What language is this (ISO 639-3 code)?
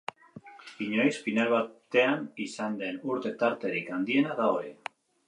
eus